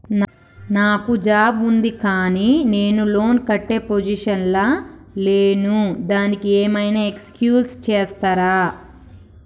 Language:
Telugu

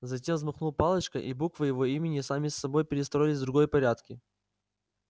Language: Russian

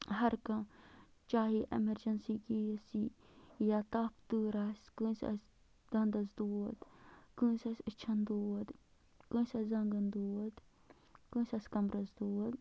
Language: Kashmiri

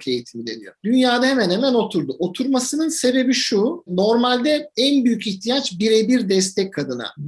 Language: Turkish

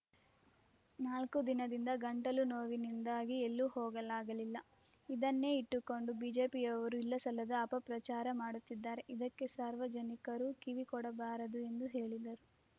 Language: Kannada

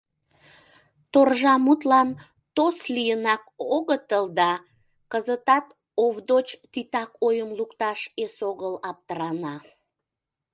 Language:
Mari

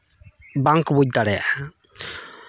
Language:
Santali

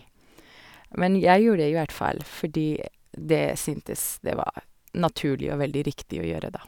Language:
Norwegian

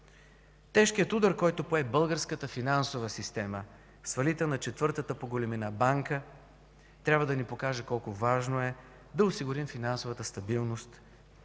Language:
Bulgarian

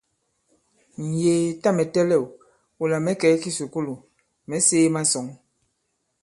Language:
Bankon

